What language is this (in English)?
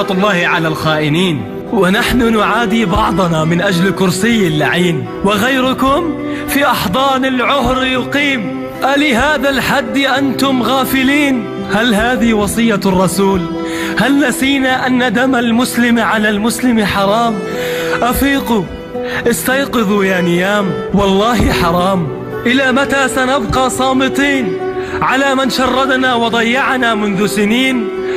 Arabic